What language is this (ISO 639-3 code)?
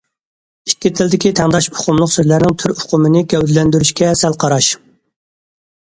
uig